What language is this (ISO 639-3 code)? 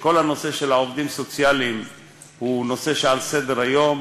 heb